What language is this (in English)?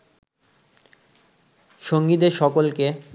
Bangla